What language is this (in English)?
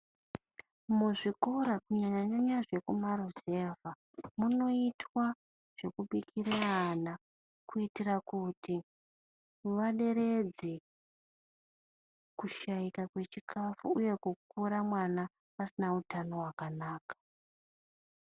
Ndau